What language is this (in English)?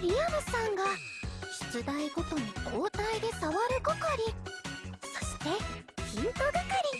Japanese